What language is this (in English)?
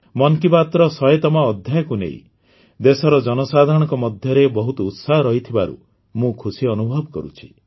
Odia